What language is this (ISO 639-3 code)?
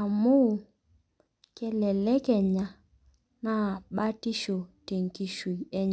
mas